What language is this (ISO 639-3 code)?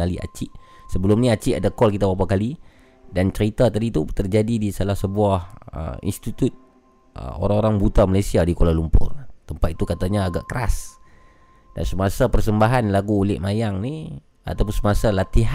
msa